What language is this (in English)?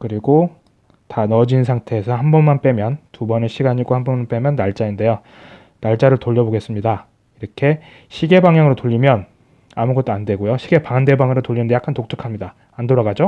Korean